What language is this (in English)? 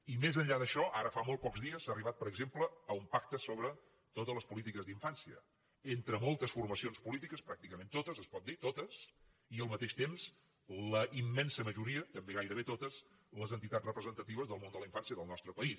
Catalan